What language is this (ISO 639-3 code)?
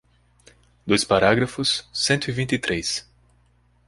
por